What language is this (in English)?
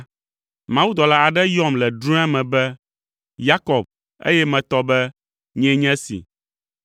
Ewe